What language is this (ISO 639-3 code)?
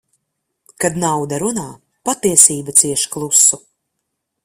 lav